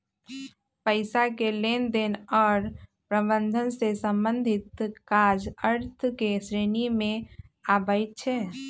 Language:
Magahi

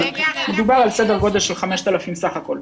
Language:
Hebrew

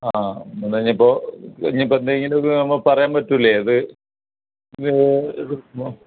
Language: Malayalam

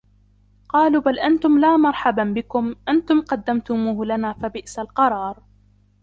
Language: Arabic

